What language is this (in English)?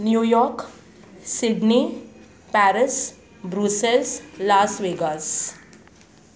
Sindhi